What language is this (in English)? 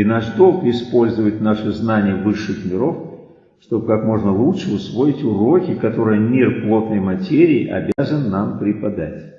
Russian